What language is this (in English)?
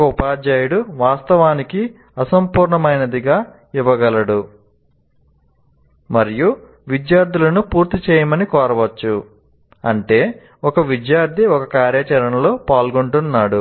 Telugu